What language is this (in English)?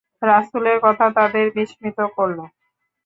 Bangla